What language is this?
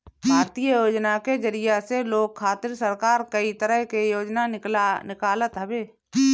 Bhojpuri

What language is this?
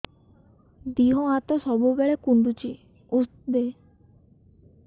Odia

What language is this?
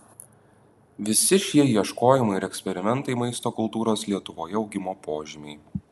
Lithuanian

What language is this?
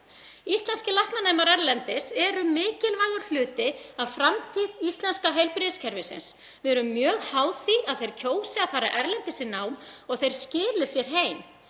Icelandic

